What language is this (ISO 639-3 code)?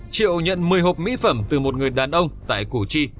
vie